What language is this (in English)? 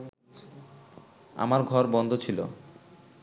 Bangla